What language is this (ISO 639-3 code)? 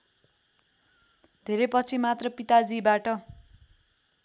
nep